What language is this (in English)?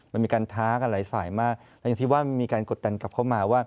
Thai